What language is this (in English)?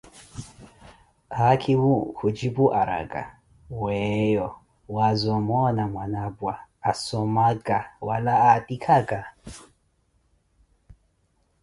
Koti